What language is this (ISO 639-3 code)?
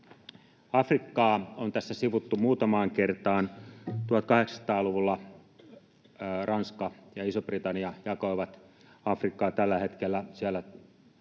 fin